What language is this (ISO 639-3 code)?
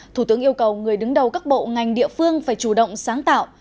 vie